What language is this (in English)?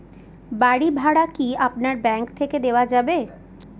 Bangla